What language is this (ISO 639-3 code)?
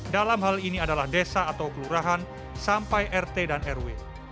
ind